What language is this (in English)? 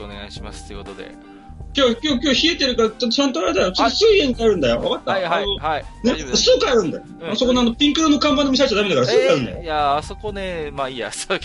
Japanese